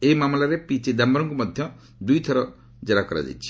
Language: Odia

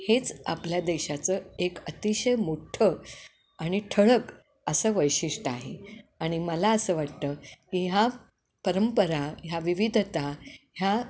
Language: Marathi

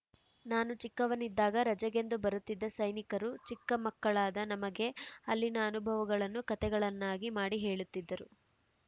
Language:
Kannada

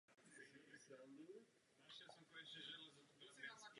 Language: Czech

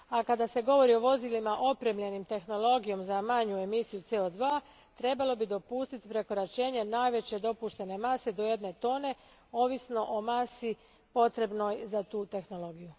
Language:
Croatian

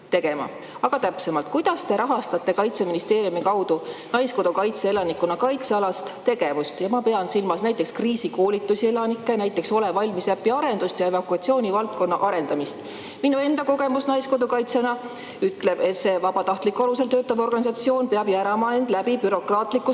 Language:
Estonian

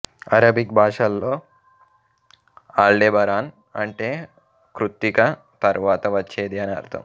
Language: Telugu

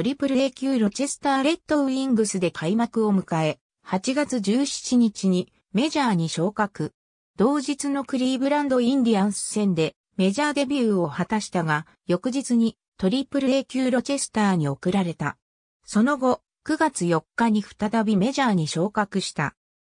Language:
Japanese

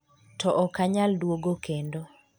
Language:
Luo (Kenya and Tanzania)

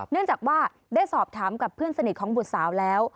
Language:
Thai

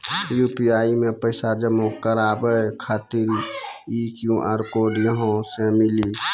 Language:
Maithili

